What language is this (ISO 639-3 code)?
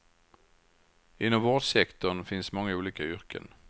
swe